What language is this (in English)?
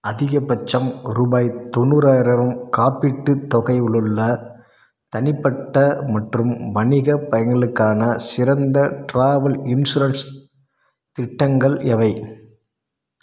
Tamil